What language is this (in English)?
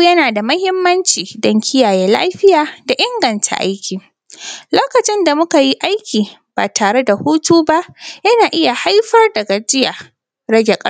Hausa